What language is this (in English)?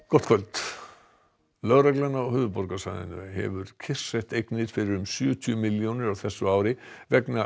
Icelandic